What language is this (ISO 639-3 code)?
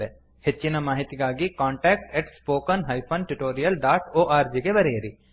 kan